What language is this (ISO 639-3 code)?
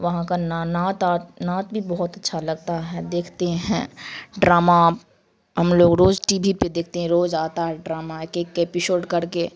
urd